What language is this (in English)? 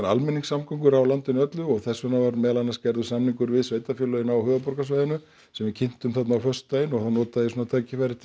Icelandic